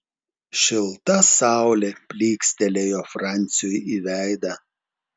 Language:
Lithuanian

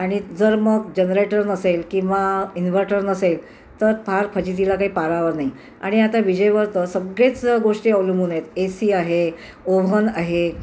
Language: Marathi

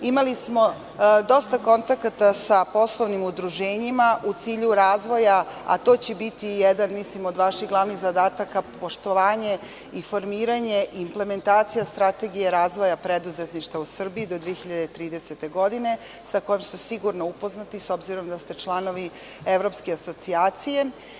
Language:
Serbian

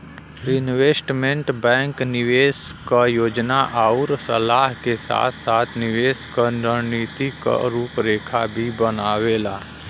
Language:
Bhojpuri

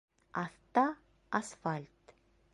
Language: Bashkir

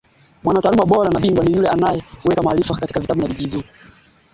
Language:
Swahili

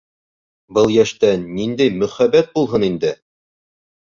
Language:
Bashkir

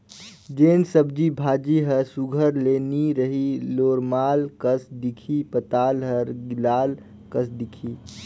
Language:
Chhattisgarhi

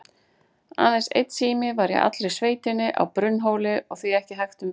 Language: Icelandic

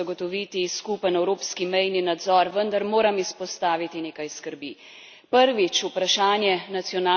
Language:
Slovenian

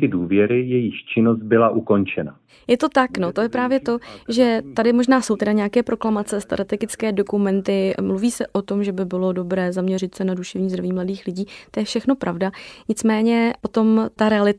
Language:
Czech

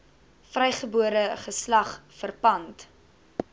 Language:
Afrikaans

